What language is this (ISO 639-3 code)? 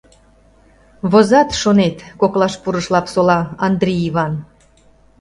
chm